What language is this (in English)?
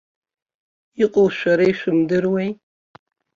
Abkhazian